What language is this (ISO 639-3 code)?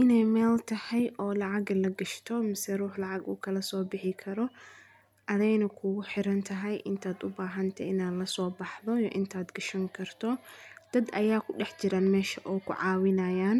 som